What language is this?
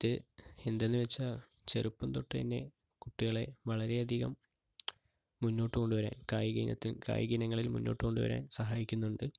Malayalam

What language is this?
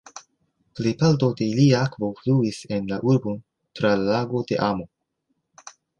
Esperanto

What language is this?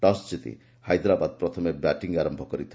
Odia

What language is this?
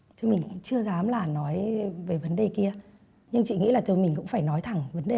Vietnamese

